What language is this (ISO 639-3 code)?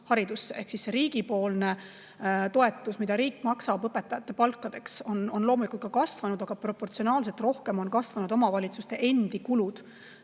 est